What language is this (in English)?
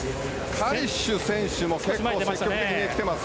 Japanese